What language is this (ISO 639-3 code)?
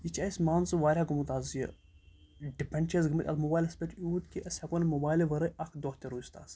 kas